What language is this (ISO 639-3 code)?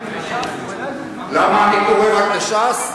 heb